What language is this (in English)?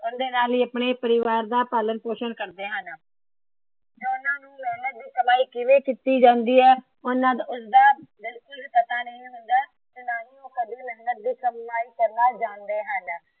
Punjabi